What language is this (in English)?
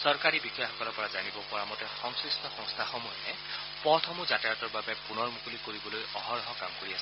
Assamese